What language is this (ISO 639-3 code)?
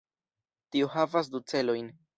epo